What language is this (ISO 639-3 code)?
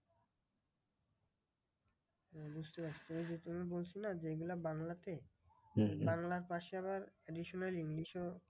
ben